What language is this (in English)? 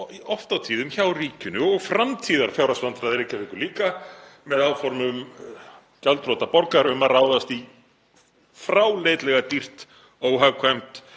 Icelandic